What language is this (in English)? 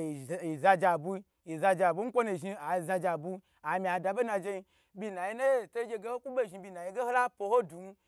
Gbagyi